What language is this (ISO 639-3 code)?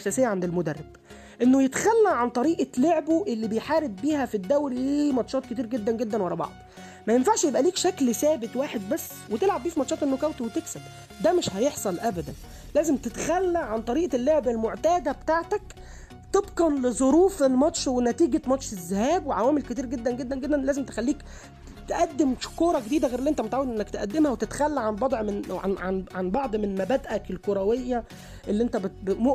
ara